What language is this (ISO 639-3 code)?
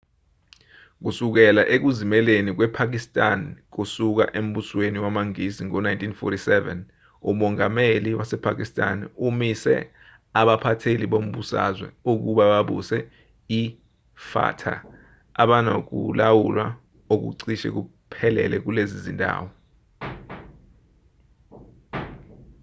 zul